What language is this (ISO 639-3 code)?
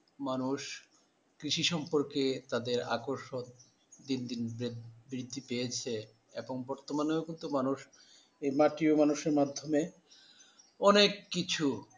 ben